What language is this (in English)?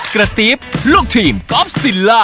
Thai